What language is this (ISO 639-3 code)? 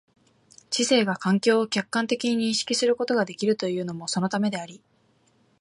jpn